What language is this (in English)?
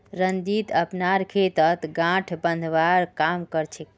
Magahi